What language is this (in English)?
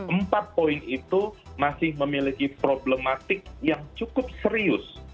Indonesian